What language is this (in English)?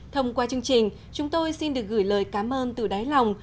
Vietnamese